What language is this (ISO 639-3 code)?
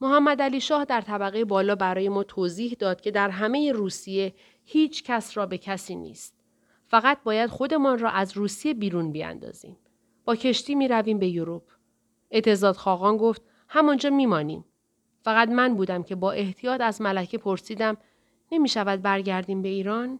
fas